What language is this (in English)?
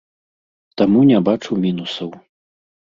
Belarusian